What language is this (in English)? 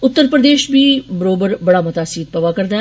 Dogri